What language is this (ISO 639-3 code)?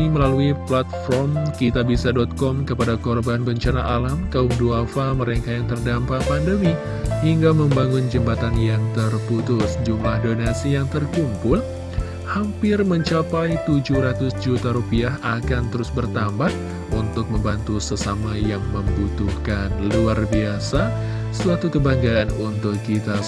ind